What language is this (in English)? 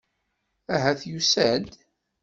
Kabyle